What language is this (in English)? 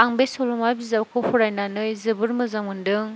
Bodo